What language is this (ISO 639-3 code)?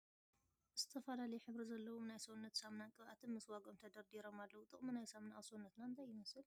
tir